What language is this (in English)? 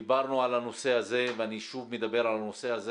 Hebrew